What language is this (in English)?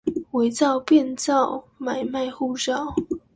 Chinese